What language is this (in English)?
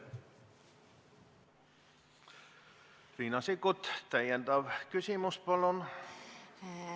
Estonian